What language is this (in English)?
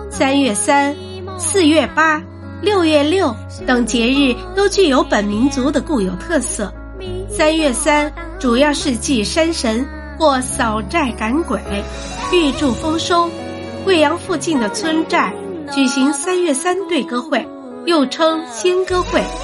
Chinese